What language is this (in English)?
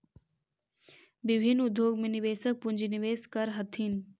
Magahi